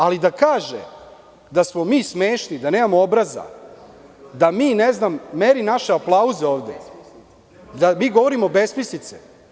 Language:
Serbian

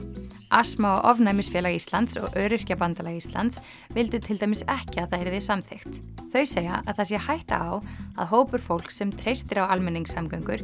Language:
Icelandic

